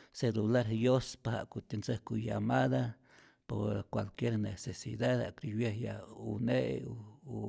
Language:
Rayón Zoque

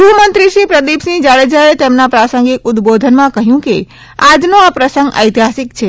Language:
Gujarati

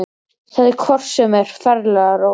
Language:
Icelandic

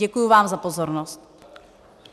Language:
Czech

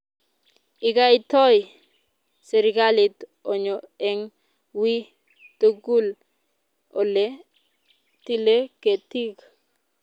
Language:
Kalenjin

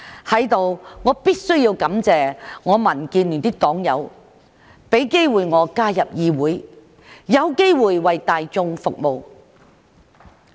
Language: Cantonese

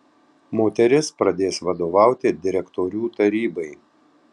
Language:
Lithuanian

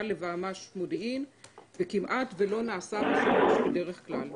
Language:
Hebrew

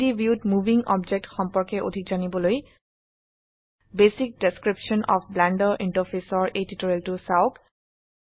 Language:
Assamese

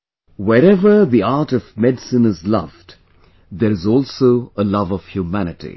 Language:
English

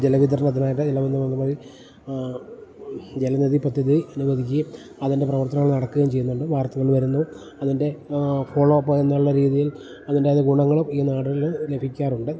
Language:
Malayalam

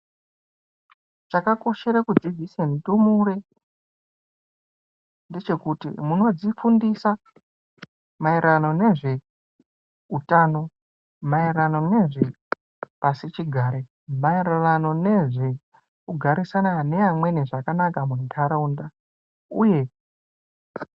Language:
Ndau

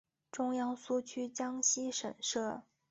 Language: Chinese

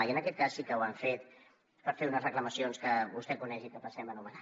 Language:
Catalan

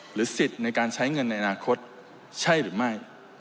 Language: Thai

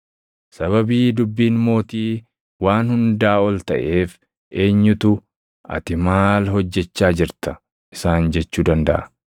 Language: Oromo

